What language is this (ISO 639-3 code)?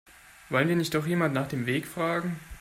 deu